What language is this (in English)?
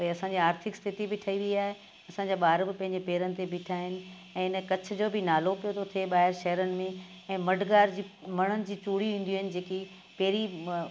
Sindhi